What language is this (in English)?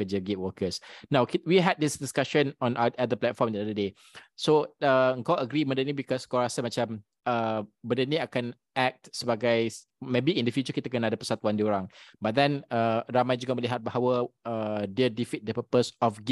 Malay